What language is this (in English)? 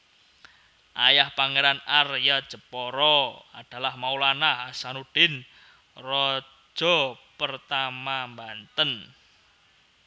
Javanese